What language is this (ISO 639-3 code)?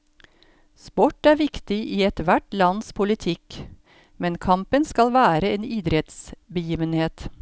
nor